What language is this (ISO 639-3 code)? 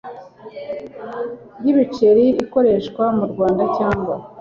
kin